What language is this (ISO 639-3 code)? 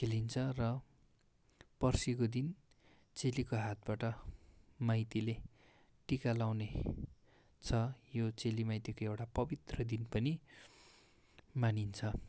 nep